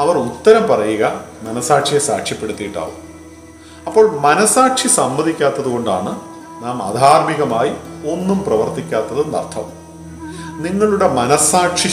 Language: Malayalam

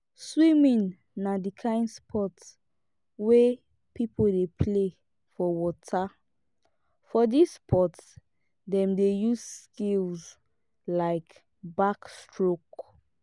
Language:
Nigerian Pidgin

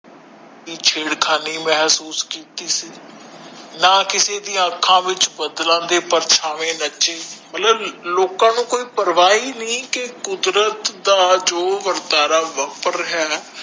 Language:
Punjabi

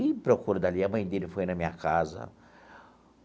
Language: Portuguese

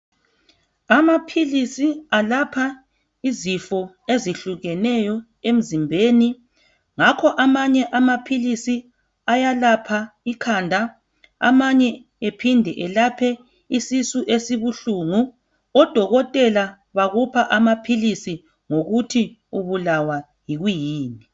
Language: North Ndebele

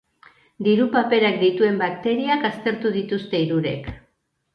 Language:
Basque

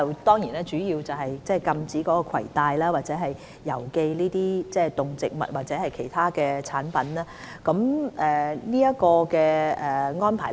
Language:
Cantonese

